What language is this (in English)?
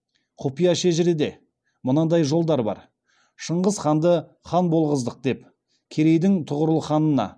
Kazakh